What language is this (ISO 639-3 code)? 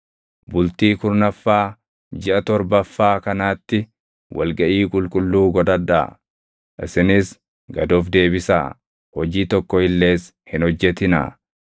orm